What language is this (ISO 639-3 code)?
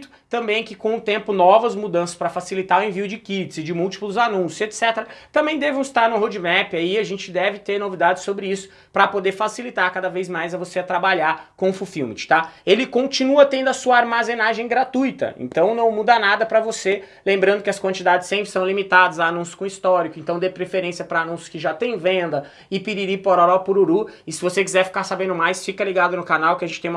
por